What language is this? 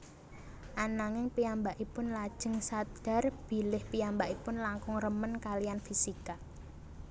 Javanese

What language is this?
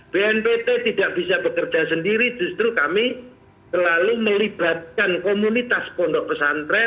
Indonesian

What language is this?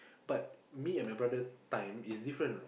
English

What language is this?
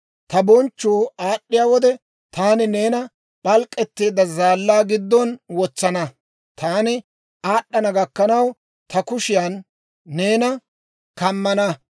Dawro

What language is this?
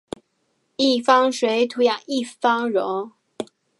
Chinese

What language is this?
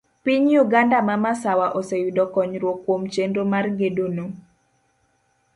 Luo (Kenya and Tanzania)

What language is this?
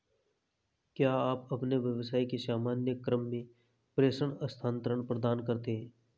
Hindi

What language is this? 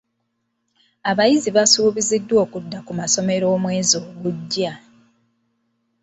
Ganda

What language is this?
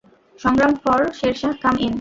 Bangla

